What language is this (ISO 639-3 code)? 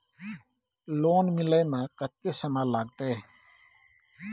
mai